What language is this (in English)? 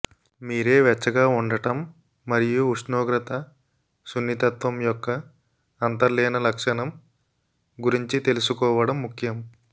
Telugu